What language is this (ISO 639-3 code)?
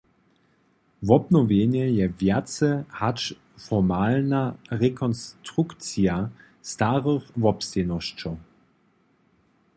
hsb